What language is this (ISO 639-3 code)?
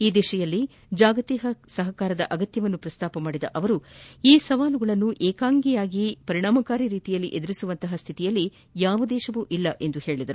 kan